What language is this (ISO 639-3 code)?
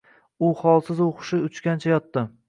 uzb